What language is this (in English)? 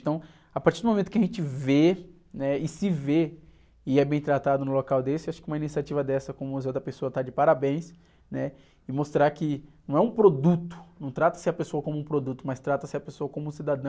Portuguese